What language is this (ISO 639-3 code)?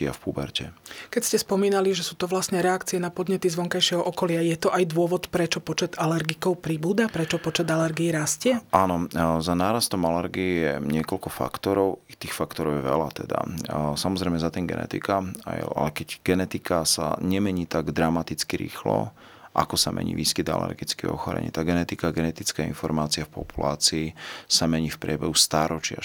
slk